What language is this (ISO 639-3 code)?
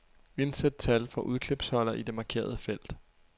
dan